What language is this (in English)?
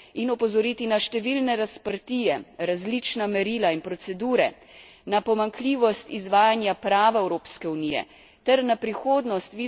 Slovenian